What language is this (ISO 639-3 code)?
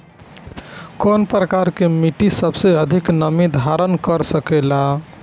bho